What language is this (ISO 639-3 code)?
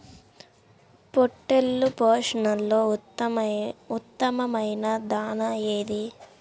tel